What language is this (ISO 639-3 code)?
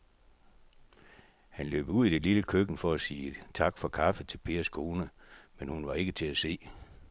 dan